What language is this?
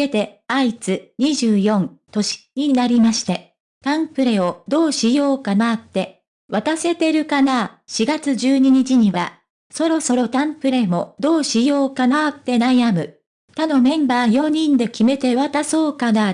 Japanese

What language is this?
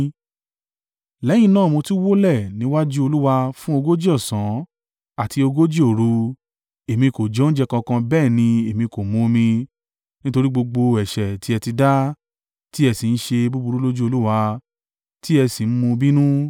Yoruba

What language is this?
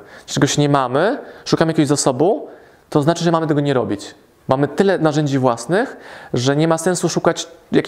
Polish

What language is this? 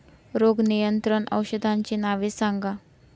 Marathi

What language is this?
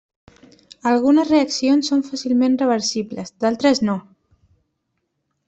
Catalan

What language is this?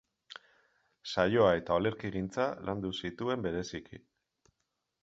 Basque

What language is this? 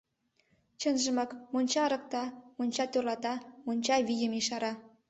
Mari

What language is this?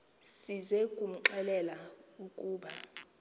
Xhosa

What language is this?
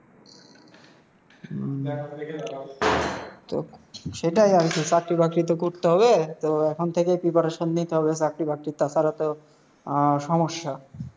Bangla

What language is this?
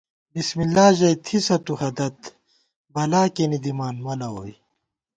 Gawar-Bati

